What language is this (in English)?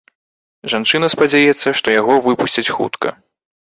Belarusian